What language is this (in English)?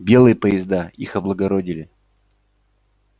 Russian